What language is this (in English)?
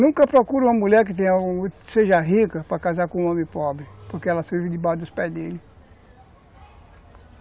Portuguese